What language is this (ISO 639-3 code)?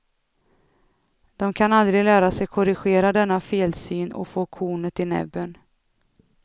swe